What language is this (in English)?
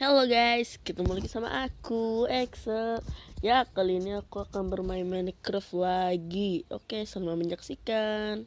Indonesian